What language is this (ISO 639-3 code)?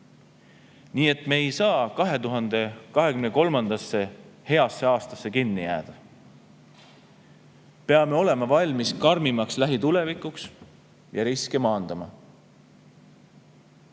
est